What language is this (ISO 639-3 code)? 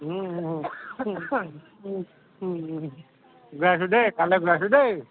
asm